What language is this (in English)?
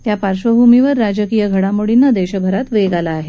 Marathi